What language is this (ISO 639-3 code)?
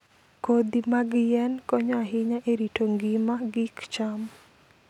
luo